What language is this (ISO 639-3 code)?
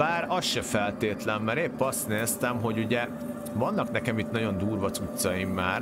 hun